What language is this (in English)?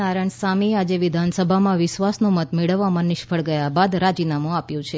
Gujarati